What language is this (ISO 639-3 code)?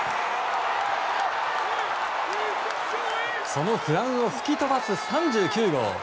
jpn